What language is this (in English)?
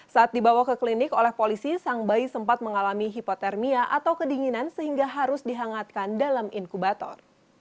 Indonesian